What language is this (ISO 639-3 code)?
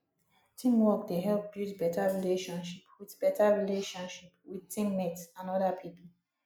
pcm